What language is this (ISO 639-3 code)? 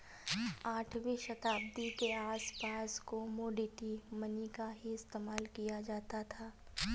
hin